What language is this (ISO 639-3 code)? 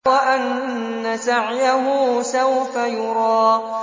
ara